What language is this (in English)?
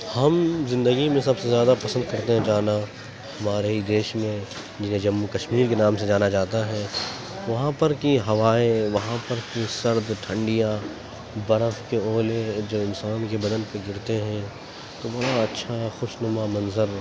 Urdu